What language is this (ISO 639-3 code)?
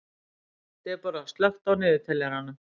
isl